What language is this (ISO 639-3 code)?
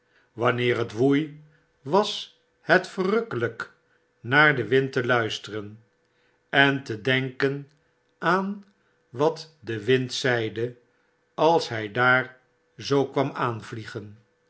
nld